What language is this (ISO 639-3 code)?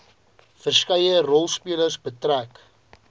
afr